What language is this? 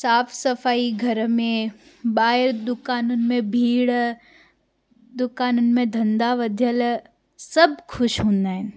Sindhi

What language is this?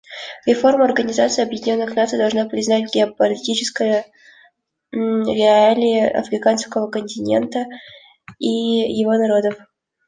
Russian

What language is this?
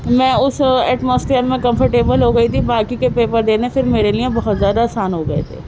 Urdu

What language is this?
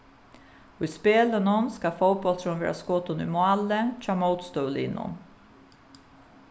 Faroese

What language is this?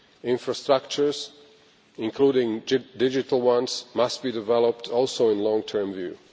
English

